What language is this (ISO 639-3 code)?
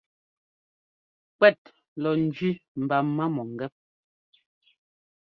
jgo